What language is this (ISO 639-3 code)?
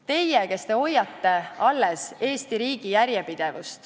est